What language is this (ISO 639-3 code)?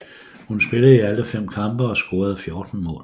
dan